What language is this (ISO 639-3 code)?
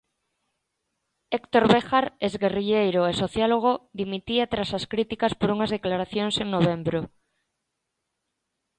glg